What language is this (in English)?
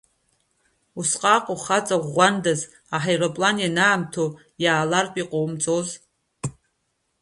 Abkhazian